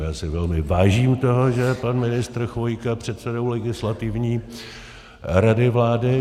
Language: Czech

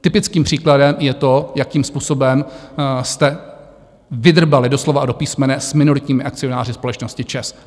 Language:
Czech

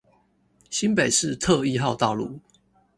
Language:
Chinese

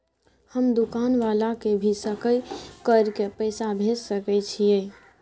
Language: Maithili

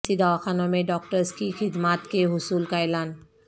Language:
Urdu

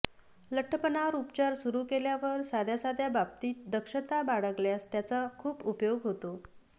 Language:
Marathi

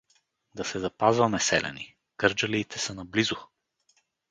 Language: Bulgarian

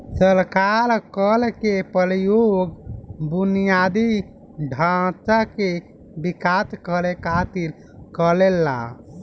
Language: Bhojpuri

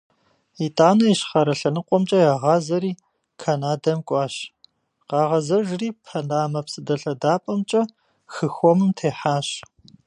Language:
Kabardian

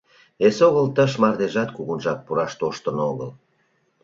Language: Mari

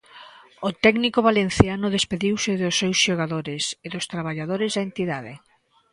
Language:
Galician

